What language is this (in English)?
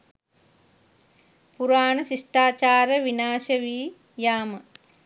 Sinhala